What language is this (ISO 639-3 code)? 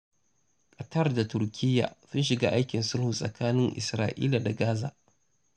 hau